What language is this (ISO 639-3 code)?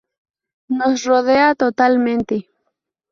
spa